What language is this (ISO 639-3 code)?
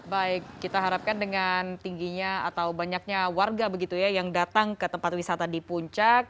ind